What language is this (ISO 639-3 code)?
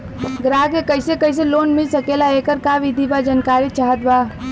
bho